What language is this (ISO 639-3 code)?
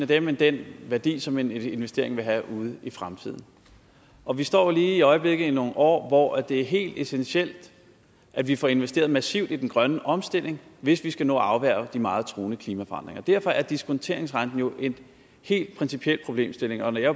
dan